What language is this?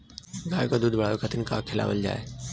Bhojpuri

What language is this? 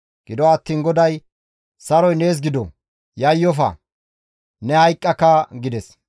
Gamo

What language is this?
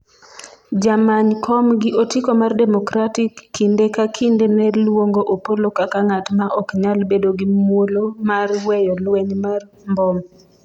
Luo (Kenya and Tanzania)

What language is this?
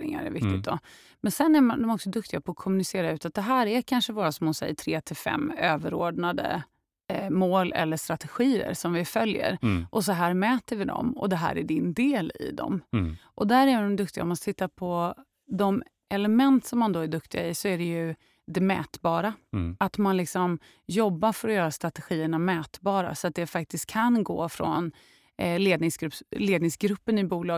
Swedish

